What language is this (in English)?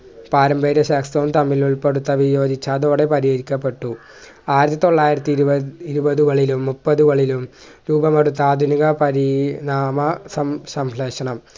Malayalam